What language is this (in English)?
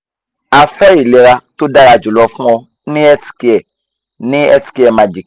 Yoruba